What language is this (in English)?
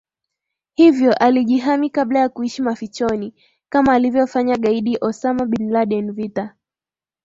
Swahili